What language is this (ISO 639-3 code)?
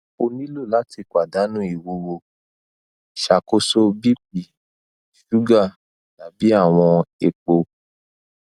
yor